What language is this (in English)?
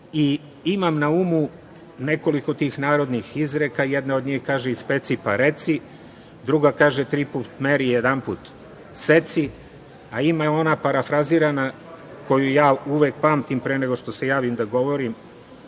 Serbian